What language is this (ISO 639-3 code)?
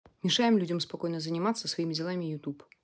rus